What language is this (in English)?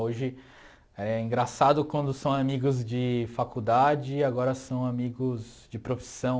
Portuguese